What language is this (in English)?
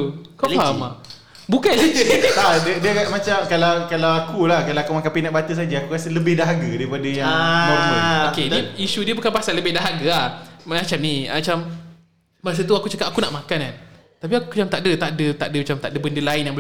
Malay